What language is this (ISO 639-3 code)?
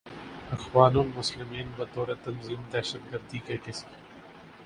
urd